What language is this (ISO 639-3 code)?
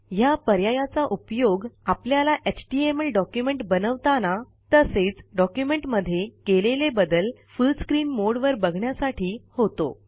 mar